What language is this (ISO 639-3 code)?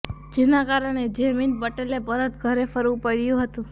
guj